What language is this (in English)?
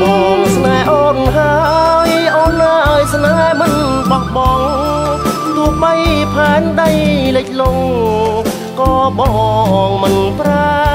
Thai